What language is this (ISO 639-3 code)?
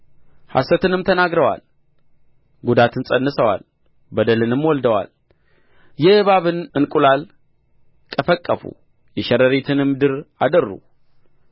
amh